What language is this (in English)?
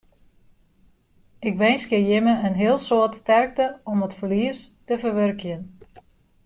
Western Frisian